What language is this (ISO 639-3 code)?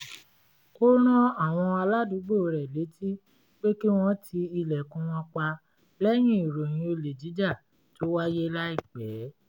yor